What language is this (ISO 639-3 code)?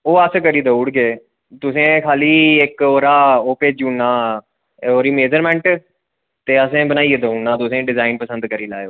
doi